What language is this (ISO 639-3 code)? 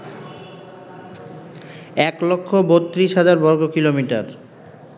ben